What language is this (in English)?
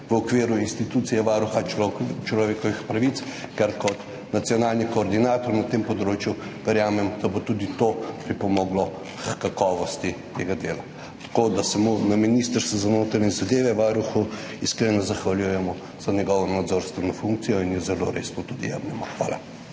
Slovenian